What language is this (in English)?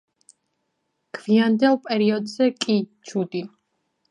Georgian